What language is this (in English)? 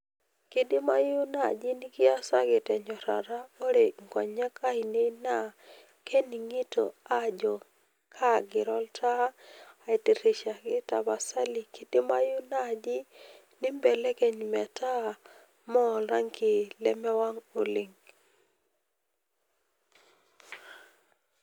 Masai